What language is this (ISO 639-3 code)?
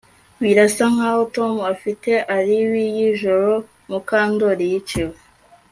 kin